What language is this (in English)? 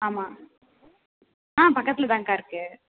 Tamil